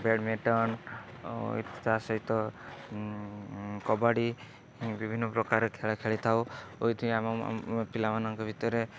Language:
Odia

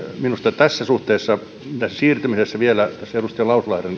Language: Finnish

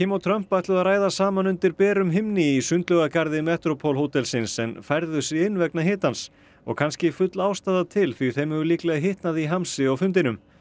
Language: Icelandic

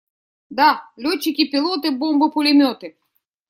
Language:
Russian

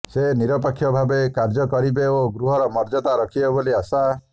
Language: Odia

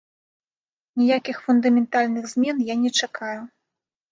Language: Belarusian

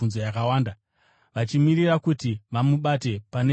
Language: Shona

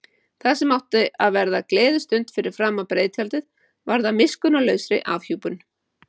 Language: Icelandic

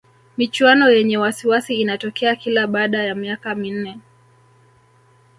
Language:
Swahili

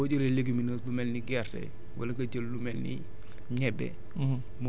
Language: Wolof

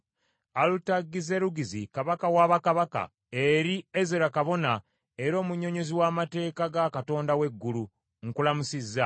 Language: Ganda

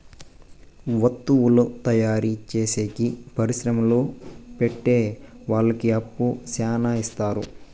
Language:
Telugu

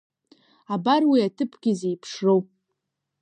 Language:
Abkhazian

